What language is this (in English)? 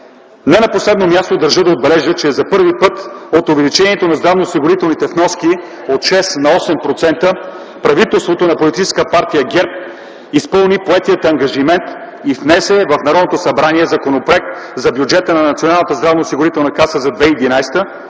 Bulgarian